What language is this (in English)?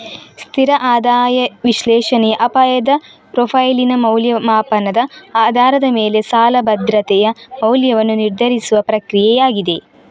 Kannada